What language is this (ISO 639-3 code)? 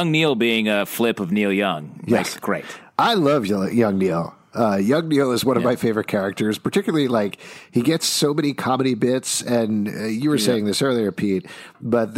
eng